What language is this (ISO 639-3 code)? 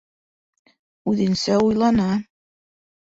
bak